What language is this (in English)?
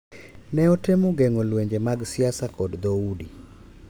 Luo (Kenya and Tanzania)